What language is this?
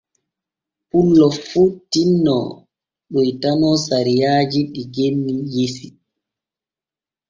Borgu Fulfulde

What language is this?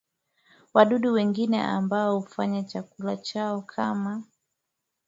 Swahili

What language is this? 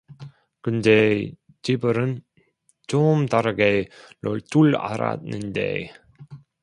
Korean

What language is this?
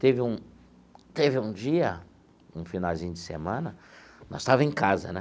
Portuguese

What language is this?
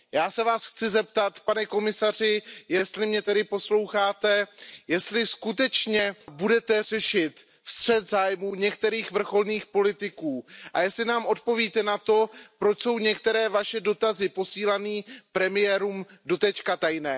Czech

